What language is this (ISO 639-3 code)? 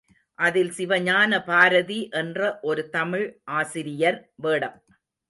tam